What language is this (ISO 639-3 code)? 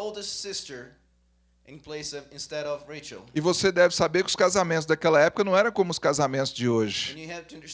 por